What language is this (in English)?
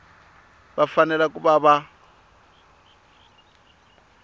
Tsonga